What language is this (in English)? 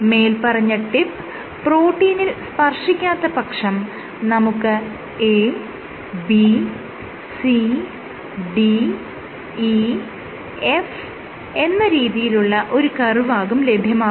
Malayalam